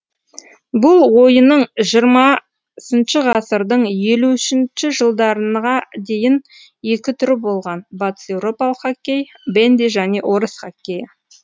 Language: Kazakh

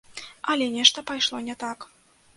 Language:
Belarusian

